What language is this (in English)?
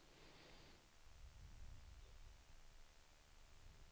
Swedish